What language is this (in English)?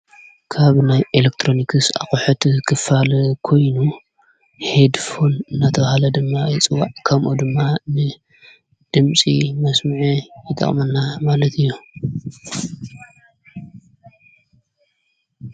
Tigrinya